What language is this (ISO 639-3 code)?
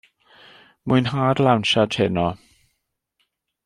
cym